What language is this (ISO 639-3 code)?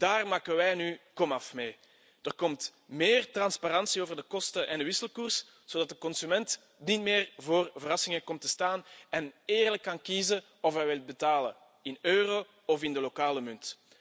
nld